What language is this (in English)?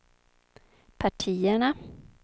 Swedish